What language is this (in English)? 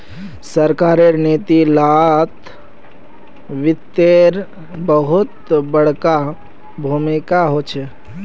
Magahi